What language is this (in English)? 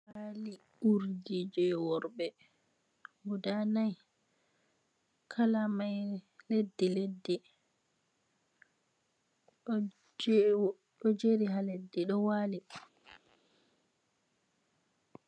Fula